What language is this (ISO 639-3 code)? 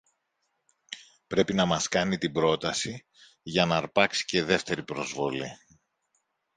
ell